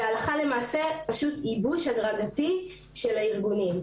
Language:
Hebrew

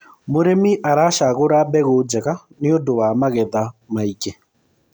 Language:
Kikuyu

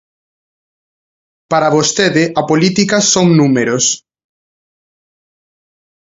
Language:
Galician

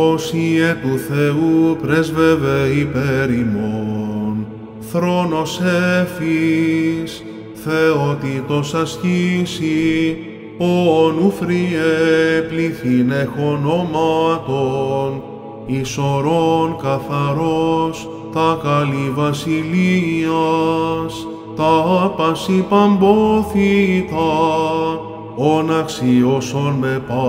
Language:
Greek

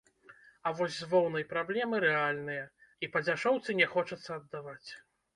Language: Belarusian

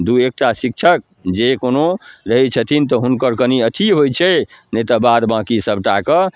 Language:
Maithili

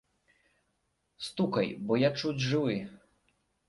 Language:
Belarusian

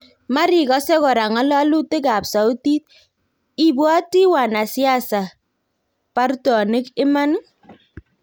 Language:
Kalenjin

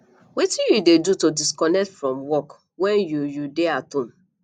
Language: Nigerian Pidgin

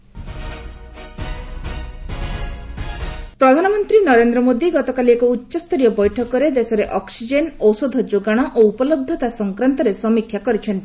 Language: Odia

